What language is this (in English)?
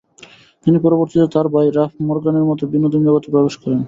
Bangla